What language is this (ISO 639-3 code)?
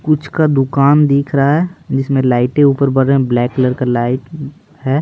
hin